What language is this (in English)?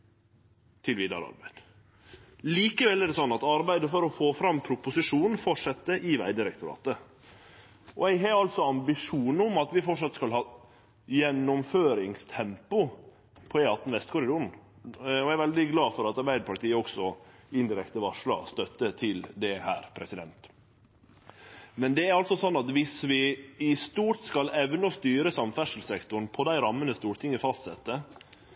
Norwegian Nynorsk